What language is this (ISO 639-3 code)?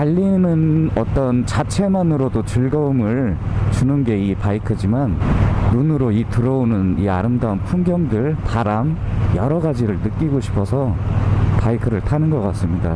kor